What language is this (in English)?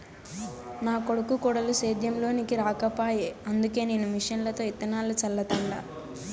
Telugu